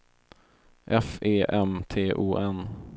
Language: Swedish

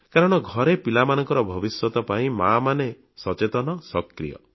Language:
Odia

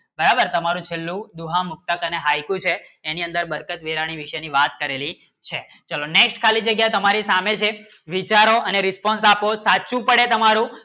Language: Gujarati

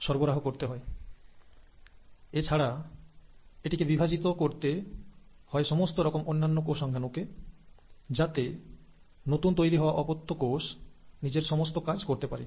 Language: Bangla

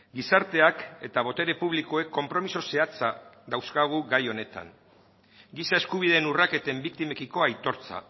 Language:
Basque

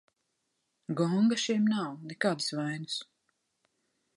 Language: Latvian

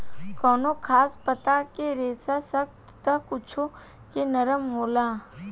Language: Bhojpuri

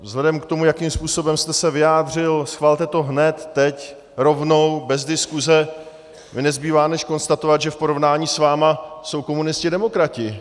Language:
Czech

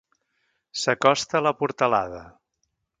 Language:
Catalan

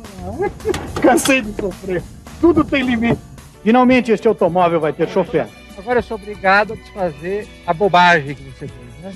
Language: Portuguese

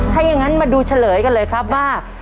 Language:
Thai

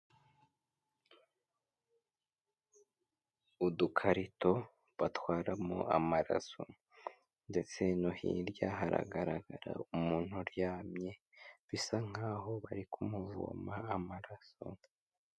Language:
Kinyarwanda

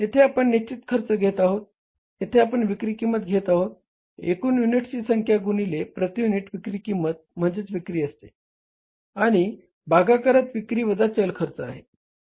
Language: Marathi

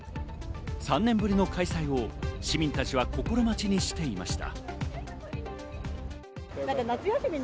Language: Japanese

